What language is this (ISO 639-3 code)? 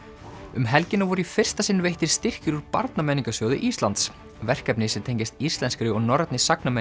isl